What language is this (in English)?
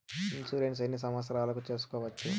Telugu